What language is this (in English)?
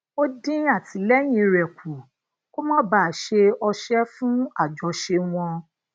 Yoruba